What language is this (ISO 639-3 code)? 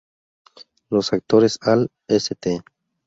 spa